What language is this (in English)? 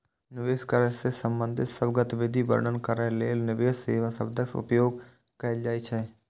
Maithili